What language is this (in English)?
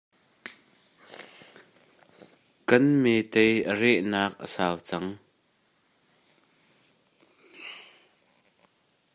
Hakha Chin